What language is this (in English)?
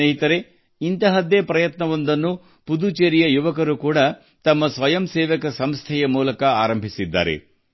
Kannada